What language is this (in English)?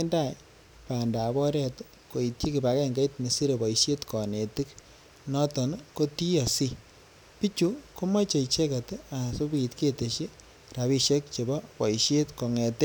Kalenjin